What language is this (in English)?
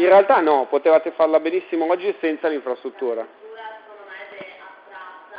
Italian